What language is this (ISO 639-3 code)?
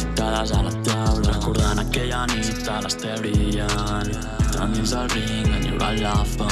cat